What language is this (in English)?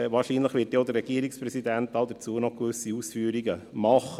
Swiss German